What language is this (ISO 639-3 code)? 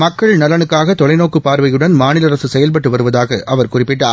tam